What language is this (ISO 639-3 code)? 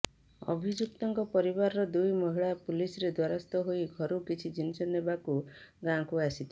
ori